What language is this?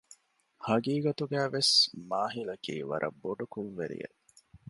Divehi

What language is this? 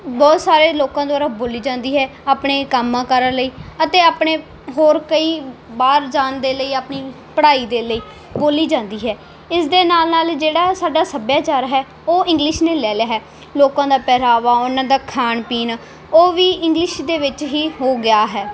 Punjabi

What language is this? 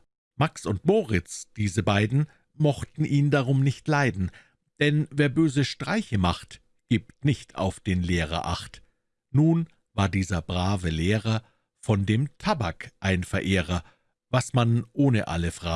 German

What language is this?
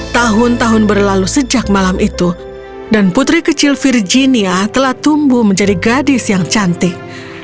Indonesian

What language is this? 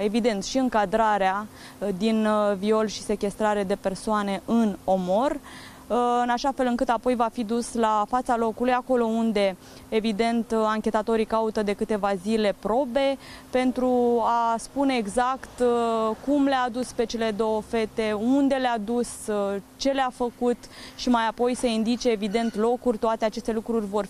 Romanian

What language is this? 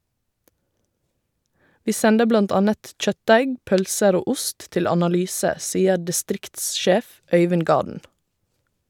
Norwegian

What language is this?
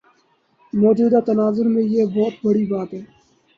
Urdu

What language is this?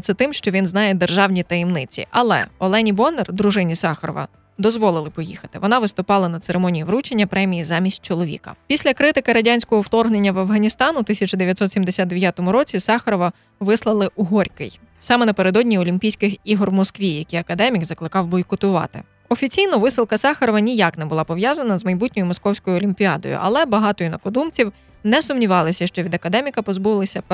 Ukrainian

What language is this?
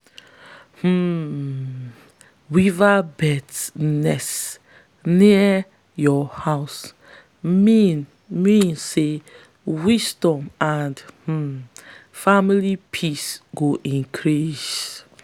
Nigerian Pidgin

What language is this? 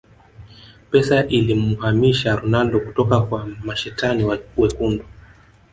Swahili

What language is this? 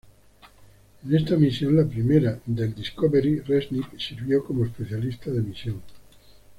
Spanish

